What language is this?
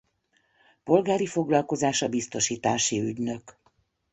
Hungarian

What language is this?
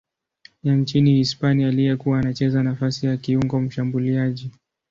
Swahili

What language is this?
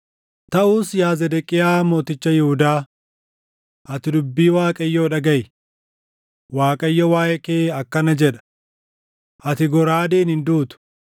Oromo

